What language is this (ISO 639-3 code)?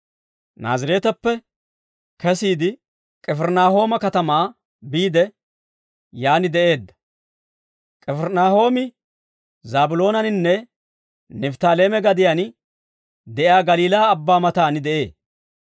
dwr